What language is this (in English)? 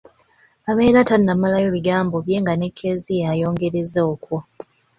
Ganda